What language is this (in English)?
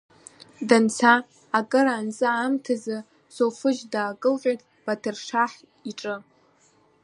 Abkhazian